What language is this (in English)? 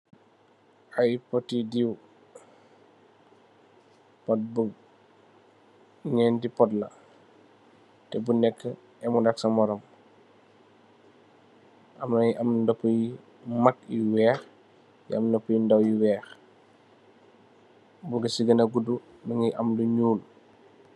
Wolof